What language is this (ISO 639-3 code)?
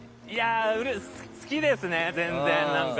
jpn